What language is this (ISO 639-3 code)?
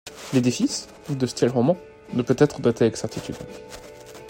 fra